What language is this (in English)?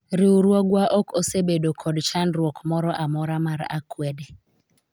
Luo (Kenya and Tanzania)